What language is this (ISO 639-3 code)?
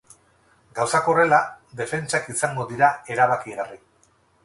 eus